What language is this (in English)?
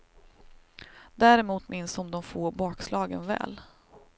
Swedish